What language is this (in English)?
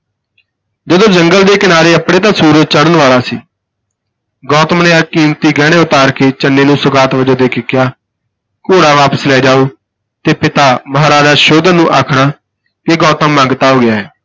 Punjabi